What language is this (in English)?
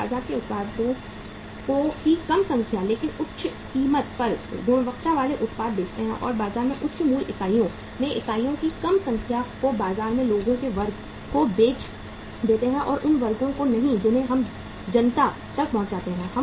Hindi